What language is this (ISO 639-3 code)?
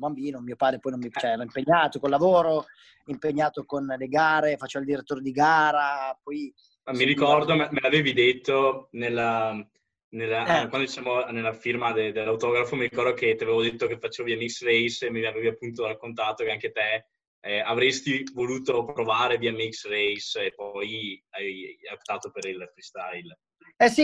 ita